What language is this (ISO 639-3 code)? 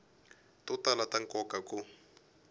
tso